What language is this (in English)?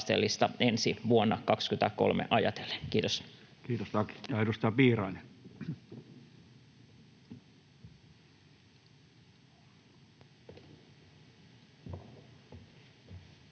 Finnish